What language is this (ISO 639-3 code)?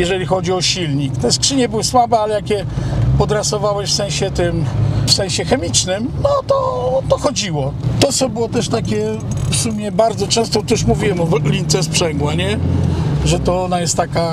pol